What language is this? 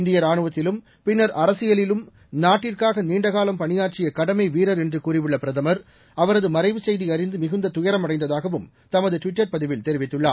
Tamil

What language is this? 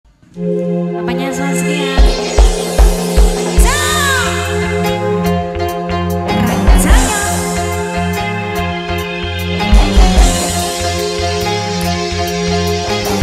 Indonesian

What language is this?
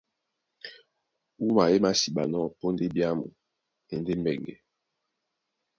Duala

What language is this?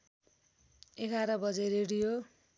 Nepali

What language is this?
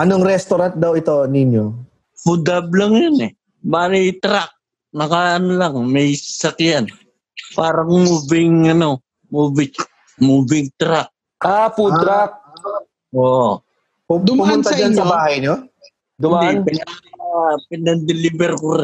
Filipino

